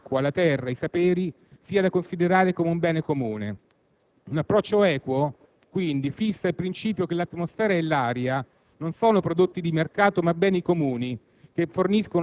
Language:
Italian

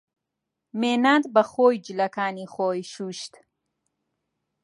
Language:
Central Kurdish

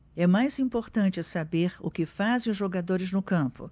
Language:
Portuguese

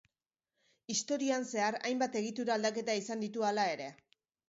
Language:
Basque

